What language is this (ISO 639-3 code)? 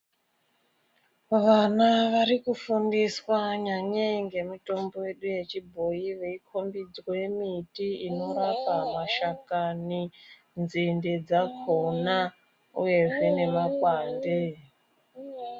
ndc